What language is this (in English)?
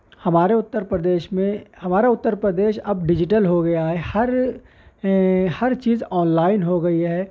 Urdu